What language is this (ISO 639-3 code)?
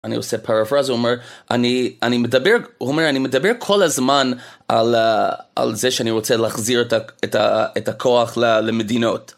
heb